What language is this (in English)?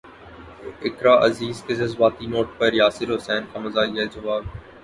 Urdu